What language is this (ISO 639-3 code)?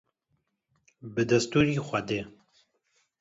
kur